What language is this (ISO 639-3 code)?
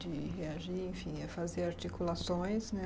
por